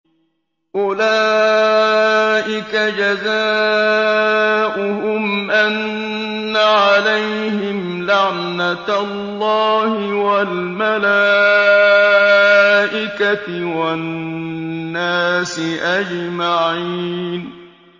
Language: Arabic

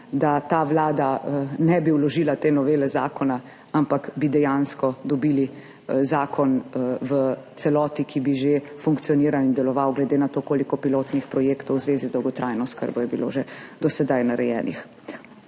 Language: Slovenian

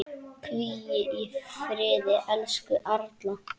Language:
Icelandic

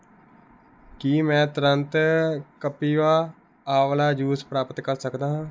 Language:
Punjabi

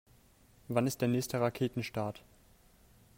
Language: German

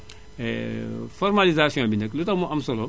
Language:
Wolof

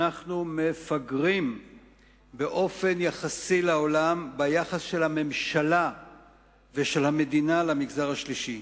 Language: Hebrew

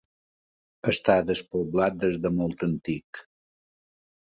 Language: Catalan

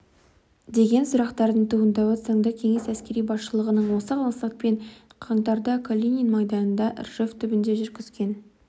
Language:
Kazakh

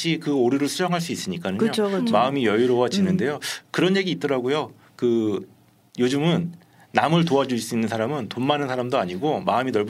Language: Korean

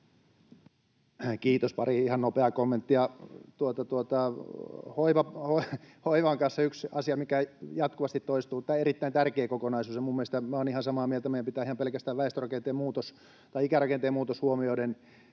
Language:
Finnish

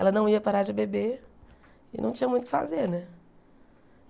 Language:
Portuguese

